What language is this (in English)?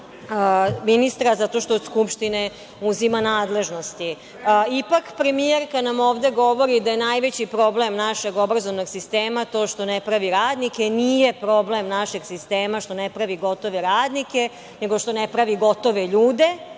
Serbian